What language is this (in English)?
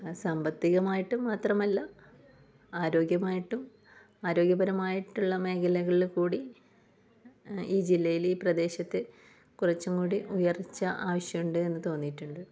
Malayalam